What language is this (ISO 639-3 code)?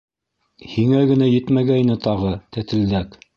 bak